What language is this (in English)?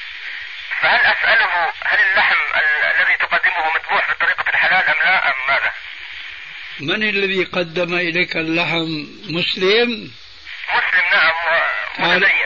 Arabic